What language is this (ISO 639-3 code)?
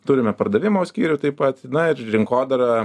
lit